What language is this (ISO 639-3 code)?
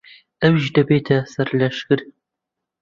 ckb